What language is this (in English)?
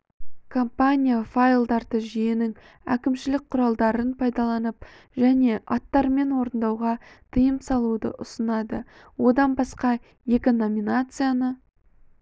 Kazakh